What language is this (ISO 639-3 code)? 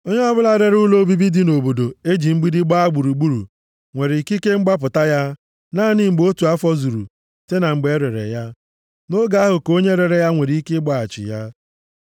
ibo